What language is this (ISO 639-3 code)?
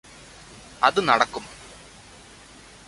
mal